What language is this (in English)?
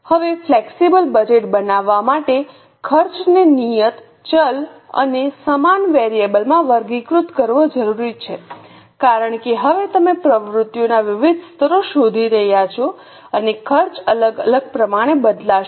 Gujarati